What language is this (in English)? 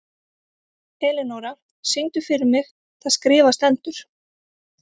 Icelandic